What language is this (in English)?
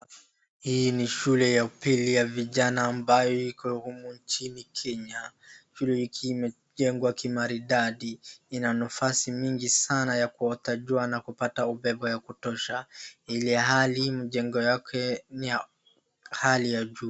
Swahili